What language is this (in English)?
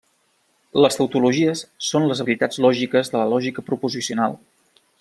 Catalan